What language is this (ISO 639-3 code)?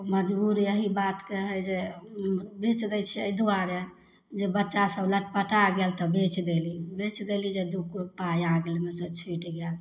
mai